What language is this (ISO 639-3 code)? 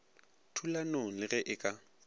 nso